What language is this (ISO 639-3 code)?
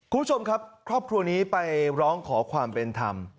tha